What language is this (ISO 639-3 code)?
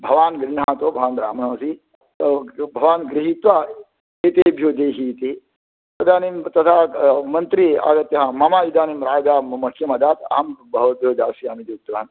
san